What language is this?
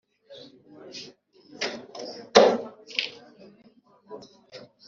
Kinyarwanda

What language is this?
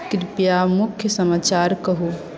Maithili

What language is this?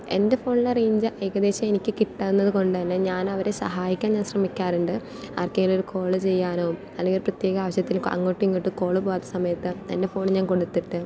Malayalam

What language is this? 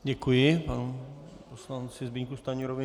Czech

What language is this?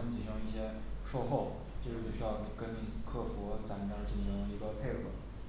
Chinese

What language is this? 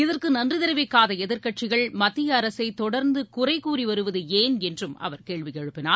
Tamil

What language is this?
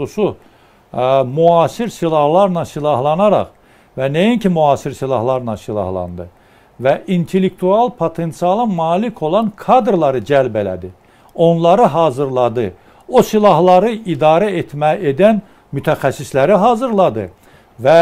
Turkish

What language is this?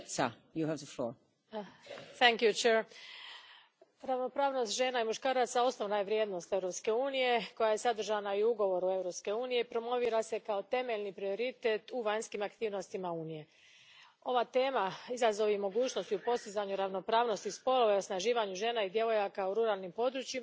Croatian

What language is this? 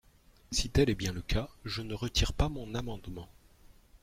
French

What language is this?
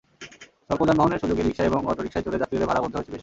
Bangla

